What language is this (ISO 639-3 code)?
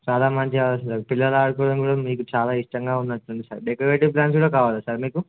tel